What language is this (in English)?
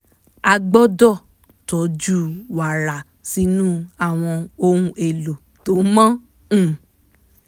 Yoruba